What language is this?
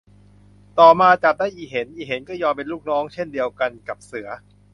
Thai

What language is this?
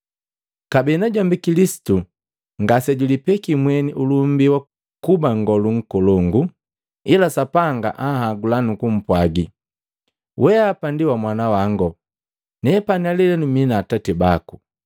Matengo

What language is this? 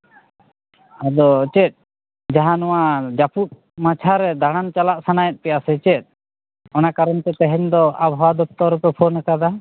Santali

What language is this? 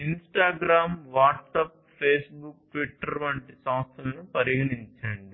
Telugu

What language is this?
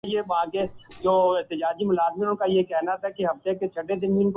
Urdu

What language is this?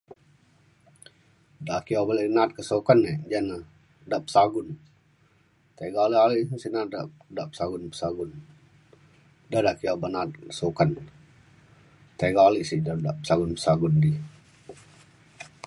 Mainstream Kenyah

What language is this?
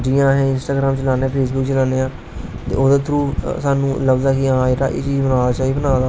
Dogri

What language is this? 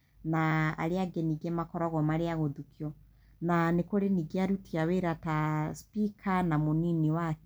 Kikuyu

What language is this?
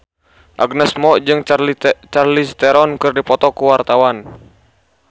Sundanese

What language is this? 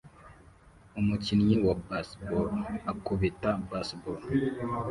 Kinyarwanda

